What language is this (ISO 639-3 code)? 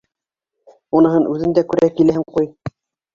bak